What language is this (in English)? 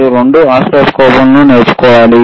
Telugu